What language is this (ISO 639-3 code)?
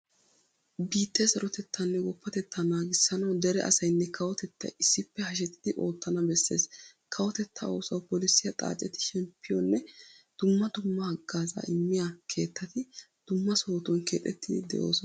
wal